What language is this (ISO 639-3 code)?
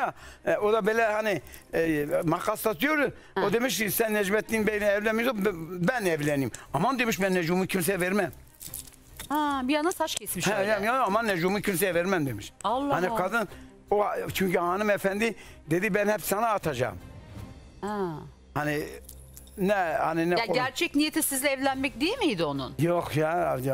tur